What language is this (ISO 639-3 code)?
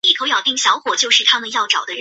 zho